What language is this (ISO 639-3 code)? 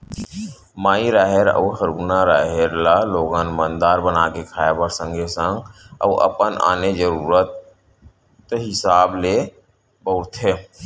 hne